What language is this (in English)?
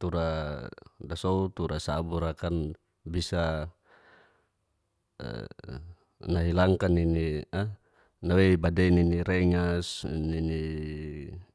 Geser-Gorom